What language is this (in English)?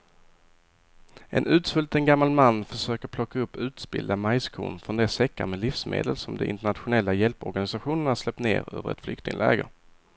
Swedish